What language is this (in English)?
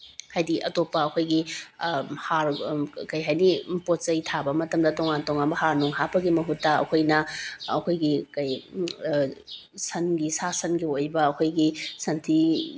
Manipuri